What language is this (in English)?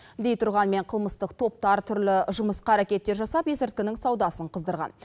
Kazakh